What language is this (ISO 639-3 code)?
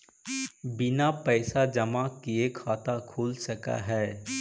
mag